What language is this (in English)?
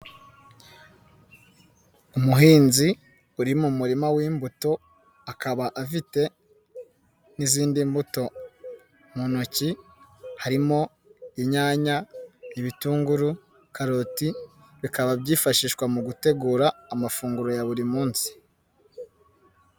Kinyarwanda